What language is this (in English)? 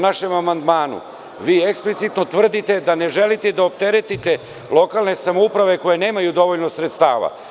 Serbian